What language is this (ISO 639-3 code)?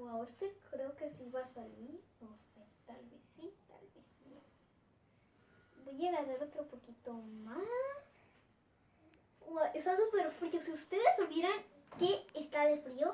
spa